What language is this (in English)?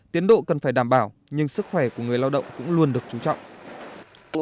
Vietnamese